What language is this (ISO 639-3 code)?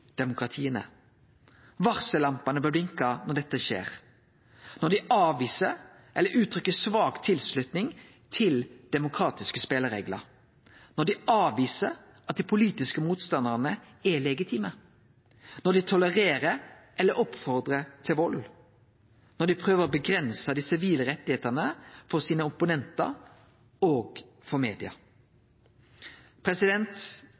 nno